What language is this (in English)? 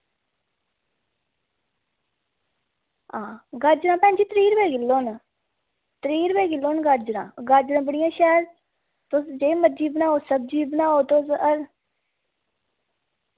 Dogri